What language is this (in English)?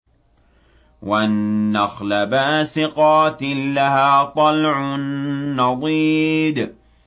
Arabic